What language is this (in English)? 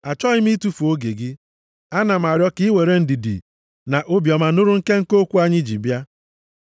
Igbo